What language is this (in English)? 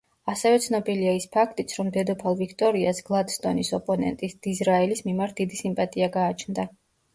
Georgian